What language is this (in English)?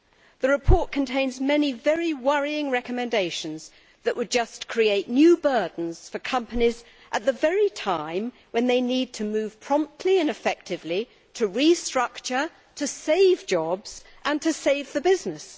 English